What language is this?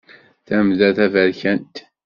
Kabyle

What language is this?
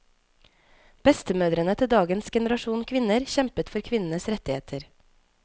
Norwegian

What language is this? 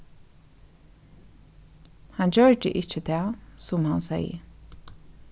Faroese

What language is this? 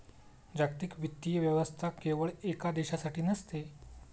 Marathi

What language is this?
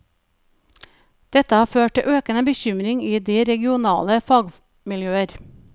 Norwegian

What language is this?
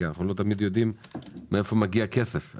Hebrew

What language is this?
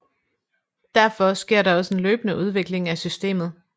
Danish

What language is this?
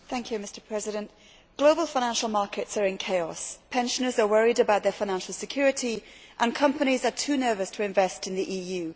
English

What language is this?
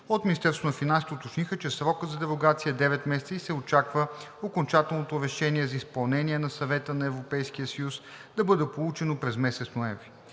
Bulgarian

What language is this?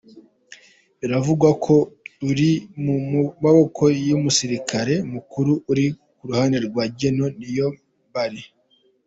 Kinyarwanda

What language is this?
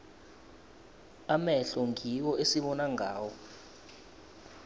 South Ndebele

